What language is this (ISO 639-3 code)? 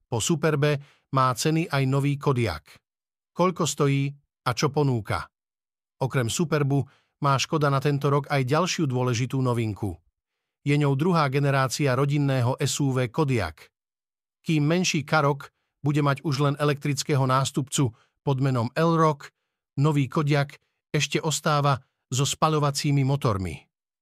slk